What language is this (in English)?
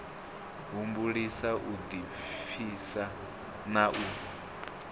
Venda